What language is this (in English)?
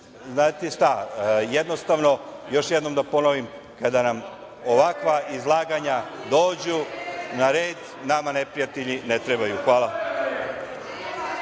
Serbian